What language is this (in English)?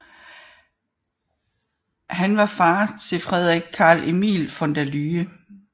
Danish